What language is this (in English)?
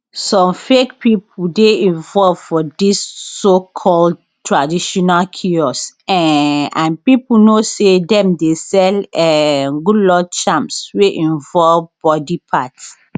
Nigerian Pidgin